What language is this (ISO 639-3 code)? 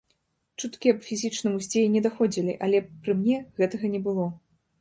bel